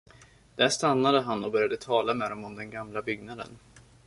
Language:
Swedish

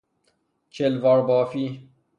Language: Persian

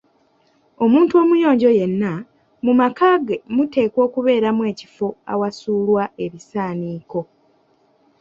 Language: Ganda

